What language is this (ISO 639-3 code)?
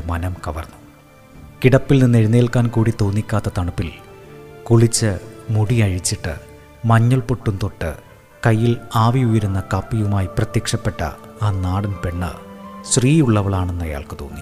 mal